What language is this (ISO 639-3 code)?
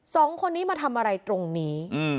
tha